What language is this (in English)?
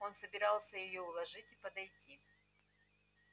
Russian